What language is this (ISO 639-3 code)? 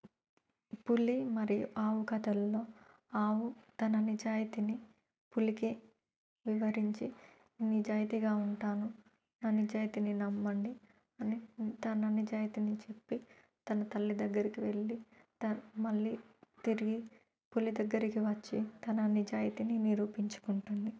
tel